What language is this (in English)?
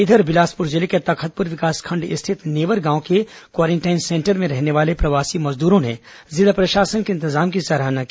Hindi